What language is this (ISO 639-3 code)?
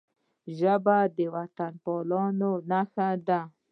pus